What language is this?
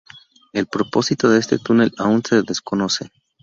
Spanish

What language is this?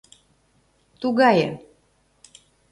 Mari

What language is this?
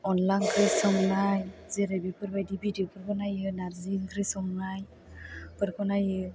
Bodo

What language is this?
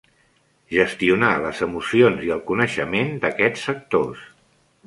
Catalan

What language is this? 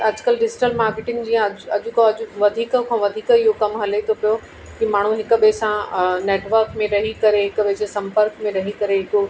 Sindhi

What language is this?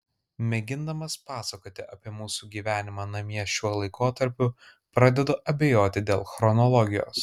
Lithuanian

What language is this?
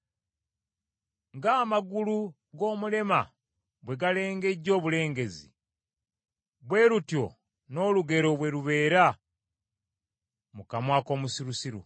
Ganda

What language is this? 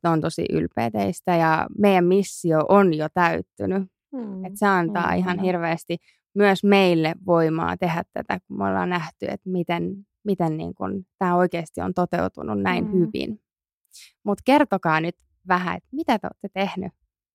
Finnish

